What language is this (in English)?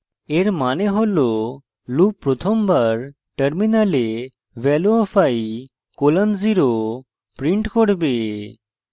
Bangla